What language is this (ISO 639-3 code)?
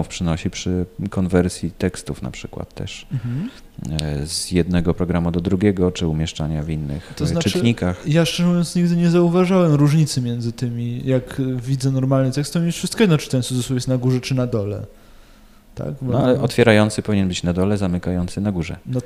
pol